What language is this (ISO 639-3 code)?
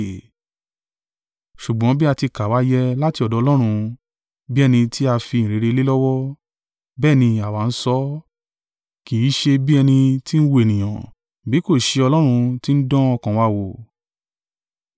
yor